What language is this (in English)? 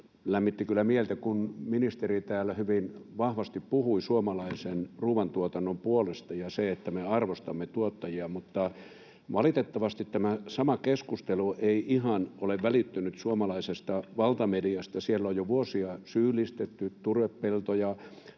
Finnish